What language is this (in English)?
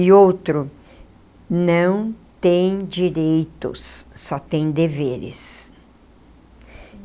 Portuguese